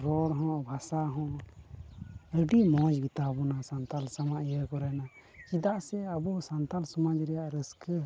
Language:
Santali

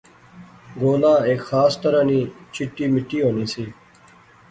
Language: Pahari-Potwari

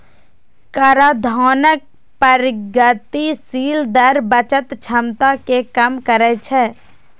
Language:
Maithili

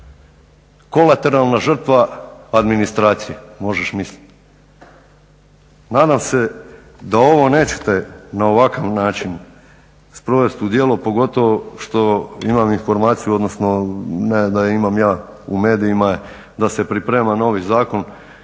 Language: Croatian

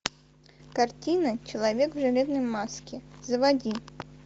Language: Russian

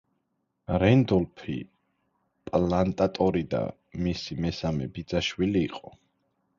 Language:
Georgian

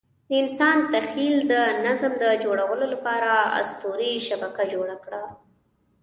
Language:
Pashto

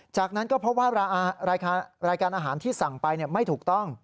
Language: Thai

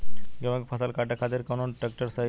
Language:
Bhojpuri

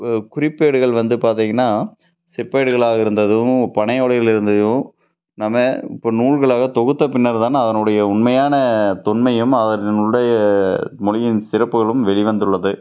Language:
Tamil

